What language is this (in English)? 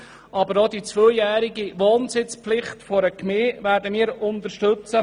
Swiss German